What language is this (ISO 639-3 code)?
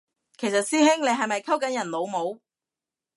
yue